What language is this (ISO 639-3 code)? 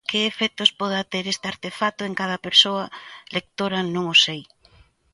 glg